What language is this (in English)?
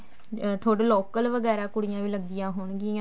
Punjabi